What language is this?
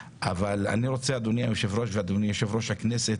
Hebrew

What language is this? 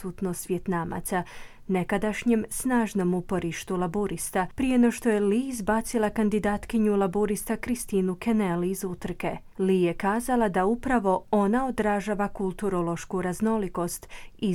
Croatian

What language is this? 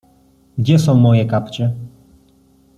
Polish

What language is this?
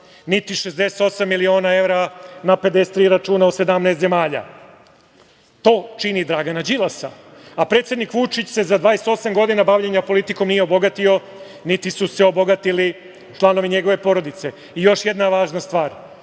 Serbian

